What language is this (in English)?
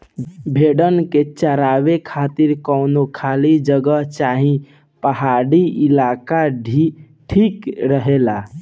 Bhojpuri